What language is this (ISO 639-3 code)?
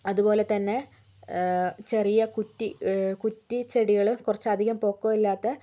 mal